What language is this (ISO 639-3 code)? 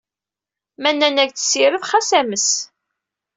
kab